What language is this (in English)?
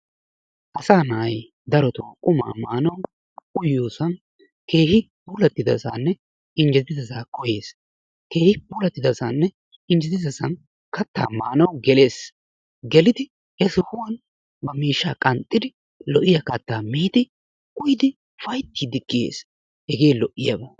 Wolaytta